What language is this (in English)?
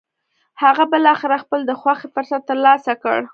Pashto